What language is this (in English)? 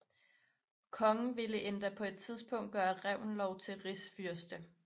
Danish